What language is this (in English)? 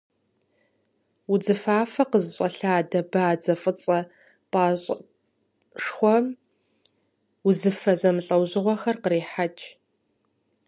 Kabardian